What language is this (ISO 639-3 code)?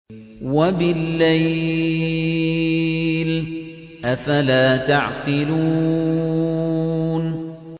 ara